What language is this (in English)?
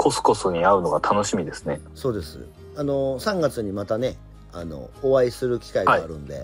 Japanese